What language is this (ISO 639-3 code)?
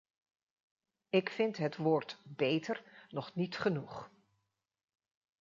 nld